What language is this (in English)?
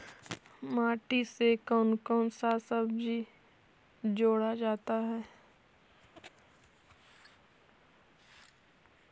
Magahi